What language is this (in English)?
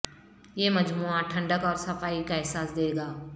Urdu